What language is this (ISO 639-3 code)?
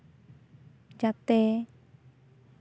sat